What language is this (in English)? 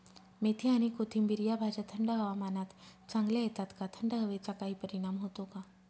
Marathi